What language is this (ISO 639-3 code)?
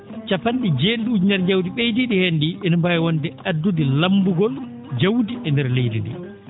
ful